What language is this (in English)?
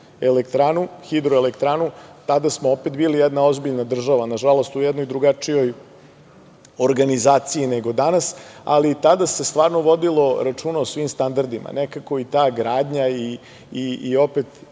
Serbian